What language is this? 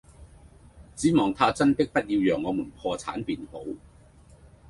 Cantonese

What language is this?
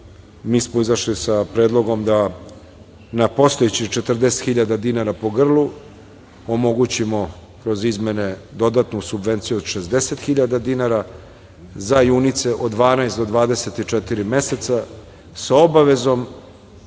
Serbian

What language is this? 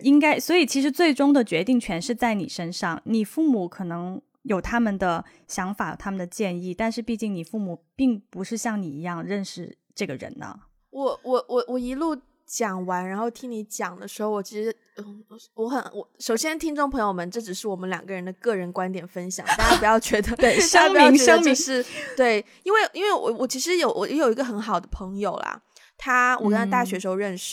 Chinese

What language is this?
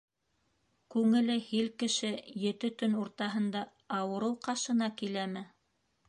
Bashkir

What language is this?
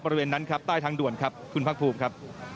Thai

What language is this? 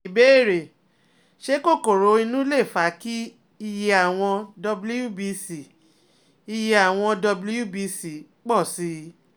Yoruba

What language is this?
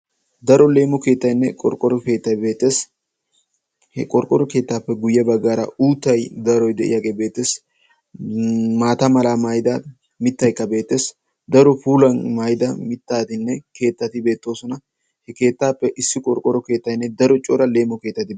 Wolaytta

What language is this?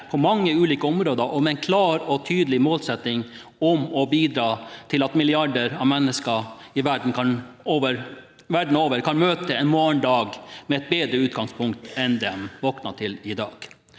Norwegian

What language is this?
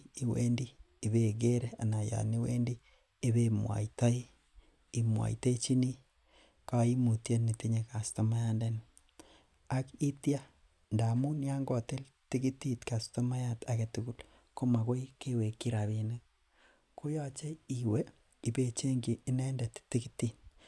Kalenjin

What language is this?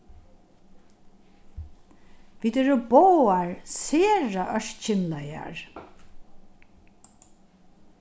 Faroese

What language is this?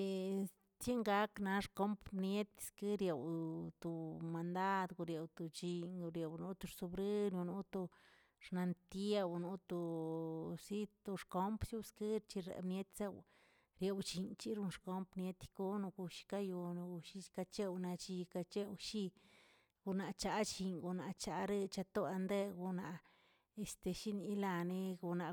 Tilquiapan Zapotec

